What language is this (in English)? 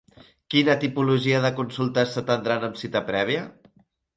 Catalan